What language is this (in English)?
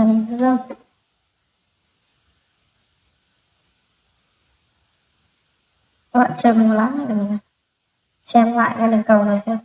Vietnamese